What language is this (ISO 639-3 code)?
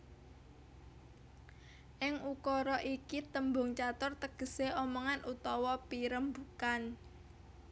jav